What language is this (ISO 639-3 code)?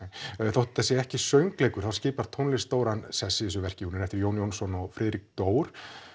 isl